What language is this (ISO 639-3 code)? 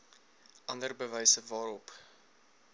afr